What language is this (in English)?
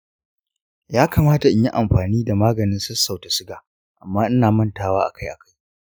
Hausa